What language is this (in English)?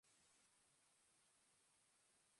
Basque